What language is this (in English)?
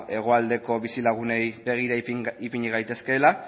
Basque